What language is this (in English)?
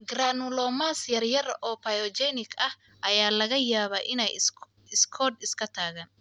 Somali